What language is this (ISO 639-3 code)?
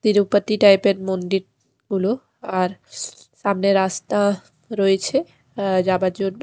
ben